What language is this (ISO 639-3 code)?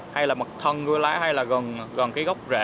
vie